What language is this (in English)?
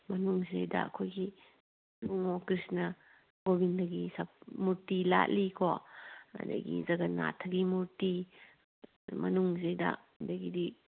Manipuri